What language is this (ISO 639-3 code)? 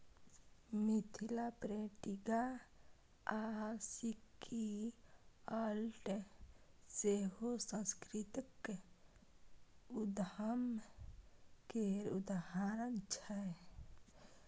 mai